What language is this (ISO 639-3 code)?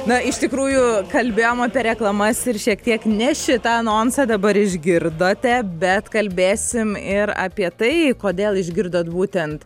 lit